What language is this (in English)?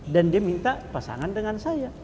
Indonesian